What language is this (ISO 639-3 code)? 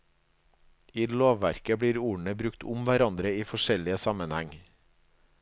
nor